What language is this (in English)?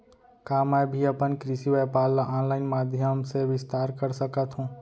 Chhattisgarhi